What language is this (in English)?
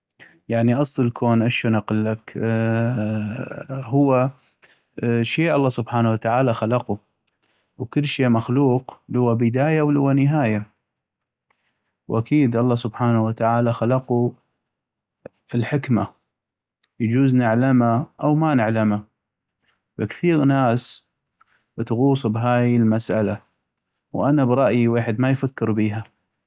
North Mesopotamian Arabic